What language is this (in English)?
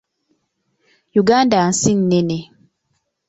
Ganda